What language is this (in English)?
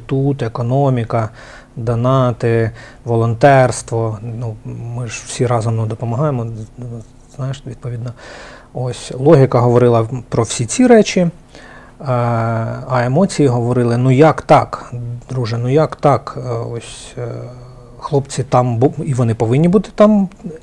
Ukrainian